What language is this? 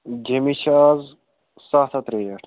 Kashmiri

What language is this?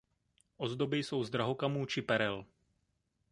Czech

